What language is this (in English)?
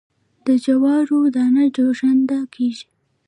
Pashto